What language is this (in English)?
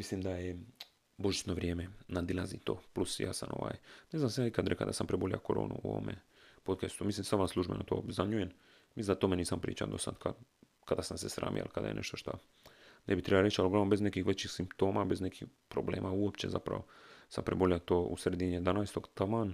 Croatian